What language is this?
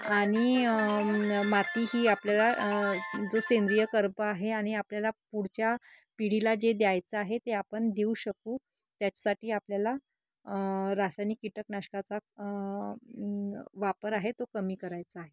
Marathi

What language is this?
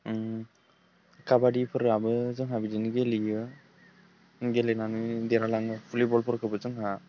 Bodo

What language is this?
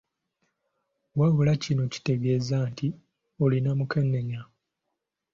Ganda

